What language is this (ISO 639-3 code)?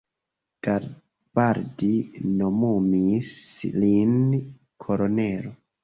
epo